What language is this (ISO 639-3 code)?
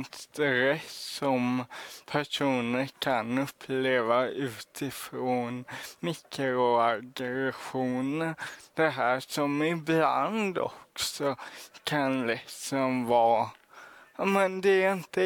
swe